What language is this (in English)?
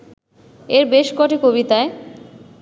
Bangla